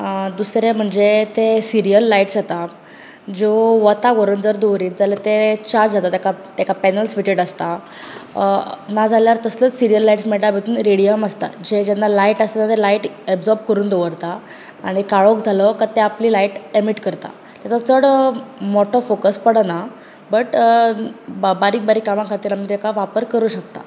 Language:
Konkani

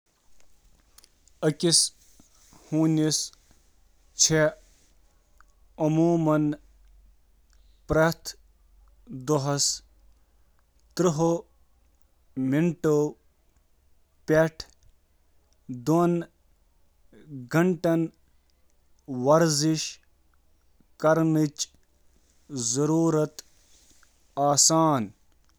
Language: Kashmiri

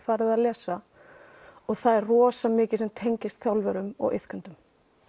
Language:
Icelandic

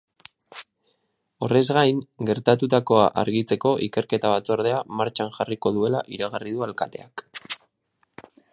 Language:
Basque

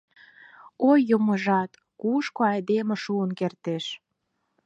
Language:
Mari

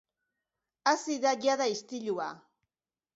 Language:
Basque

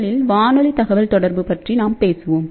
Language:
Tamil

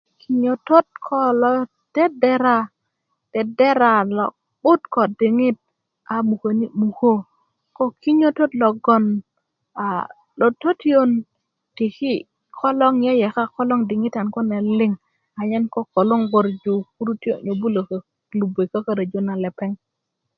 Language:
Kuku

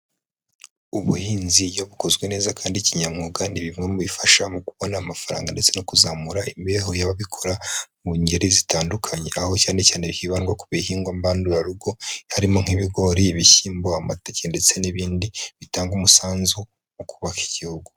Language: Kinyarwanda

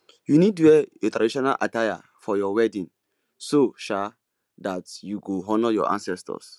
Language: Nigerian Pidgin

